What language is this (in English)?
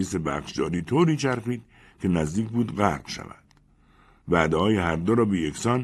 Persian